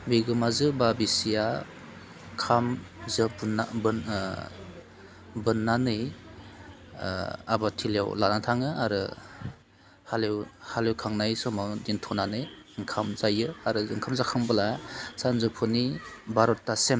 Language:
Bodo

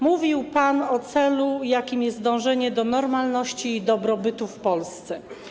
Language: Polish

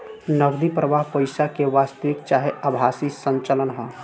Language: Bhojpuri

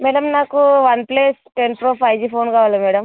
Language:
Telugu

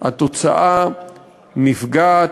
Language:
Hebrew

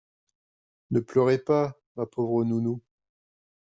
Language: French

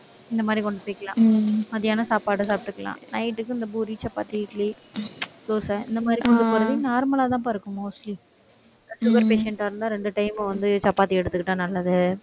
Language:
Tamil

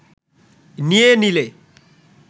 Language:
Bangla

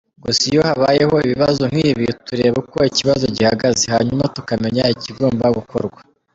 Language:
Kinyarwanda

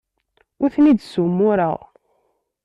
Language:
Kabyle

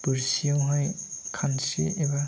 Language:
Bodo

